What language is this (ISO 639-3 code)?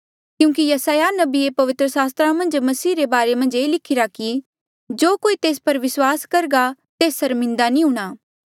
mjl